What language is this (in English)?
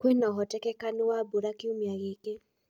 Kikuyu